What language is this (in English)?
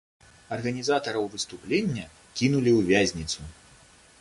Belarusian